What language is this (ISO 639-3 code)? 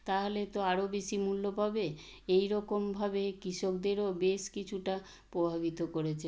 ben